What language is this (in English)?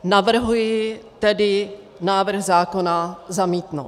Czech